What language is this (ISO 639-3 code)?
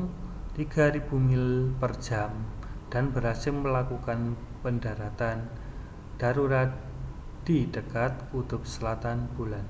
ind